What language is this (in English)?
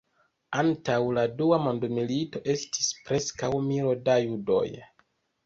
Esperanto